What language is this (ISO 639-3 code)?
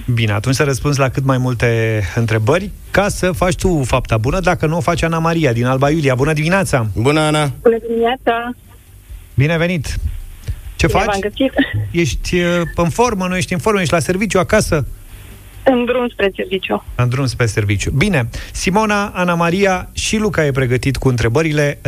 ron